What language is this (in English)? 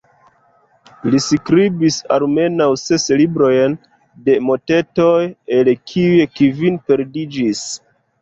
Esperanto